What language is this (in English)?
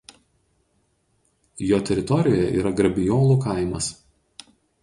Lithuanian